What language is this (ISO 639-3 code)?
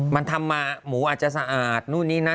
tha